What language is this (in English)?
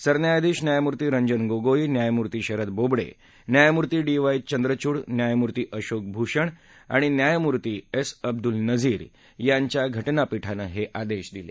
Marathi